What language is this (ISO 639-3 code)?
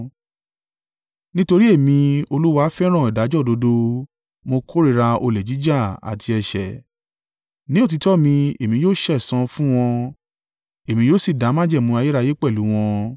yor